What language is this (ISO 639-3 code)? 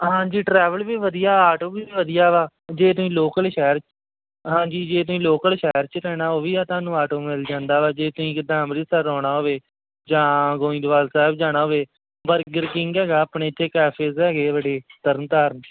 pan